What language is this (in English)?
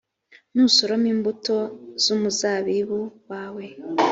Kinyarwanda